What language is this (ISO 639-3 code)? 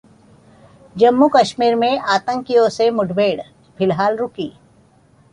hin